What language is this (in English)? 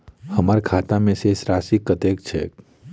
Maithili